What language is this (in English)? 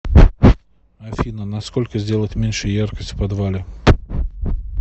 Russian